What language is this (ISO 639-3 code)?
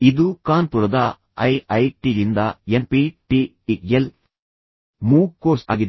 kan